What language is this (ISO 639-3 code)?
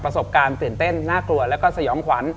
tha